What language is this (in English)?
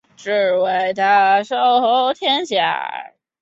Chinese